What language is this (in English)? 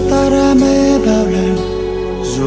Vietnamese